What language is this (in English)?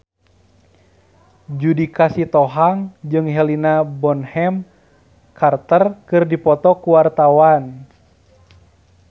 Sundanese